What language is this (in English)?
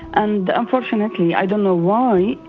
English